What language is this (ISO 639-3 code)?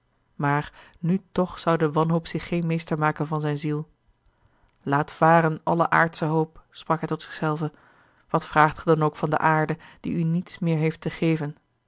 nld